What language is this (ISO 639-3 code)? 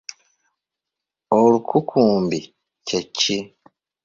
lug